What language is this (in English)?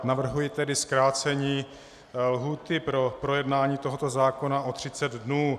Czech